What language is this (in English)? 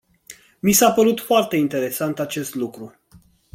Romanian